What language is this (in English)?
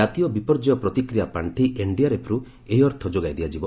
Odia